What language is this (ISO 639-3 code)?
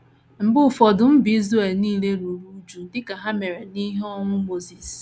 ibo